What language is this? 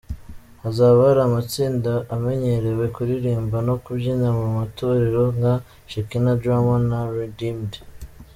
Kinyarwanda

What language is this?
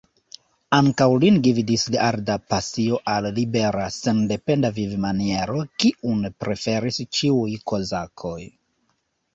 Esperanto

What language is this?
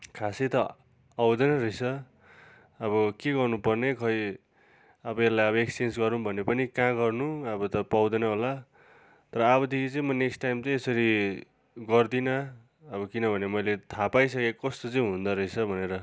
Nepali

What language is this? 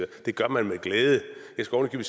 Danish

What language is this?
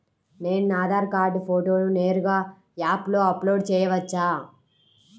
Telugu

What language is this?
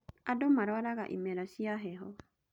Kikuyu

